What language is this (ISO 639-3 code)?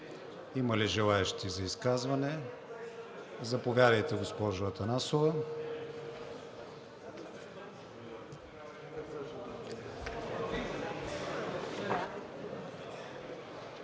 bul